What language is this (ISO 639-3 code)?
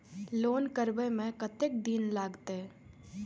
mai